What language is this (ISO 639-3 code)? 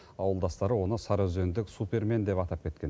kaz